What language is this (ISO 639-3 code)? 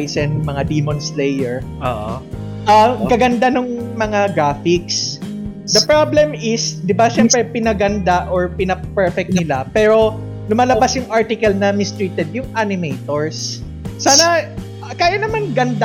fil